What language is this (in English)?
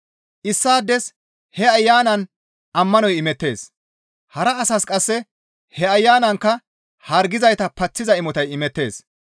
Gamo